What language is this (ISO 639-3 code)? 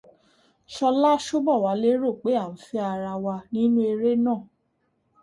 yor